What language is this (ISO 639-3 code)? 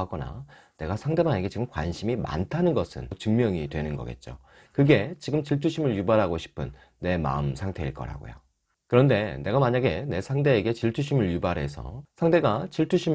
kor